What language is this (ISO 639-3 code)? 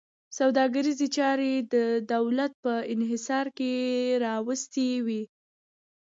pus